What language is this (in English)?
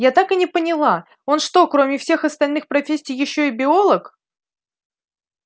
Russian